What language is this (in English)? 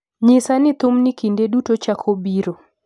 Luo (Kenya and Tanzania)